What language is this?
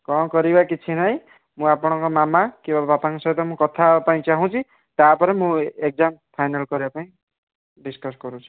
Odia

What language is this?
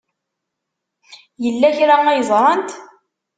Kabyle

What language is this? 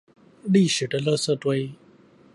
Chinese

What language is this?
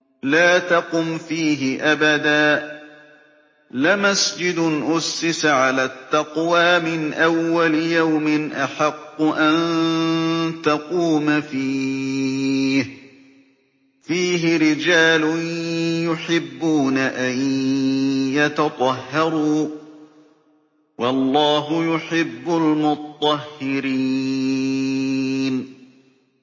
Arabic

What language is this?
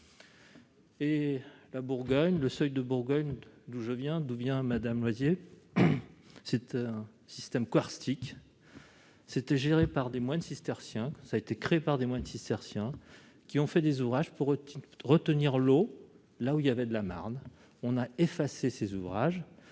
French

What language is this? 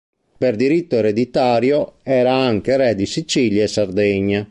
Italian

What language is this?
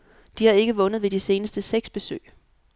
Danish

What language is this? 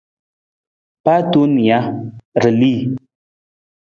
Nawdm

